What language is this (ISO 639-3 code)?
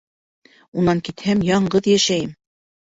bak